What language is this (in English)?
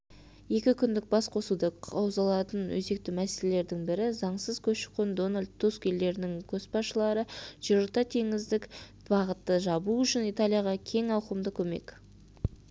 Kazakh